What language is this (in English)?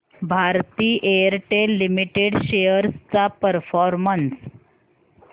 Marathi